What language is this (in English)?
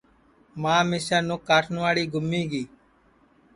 Sansi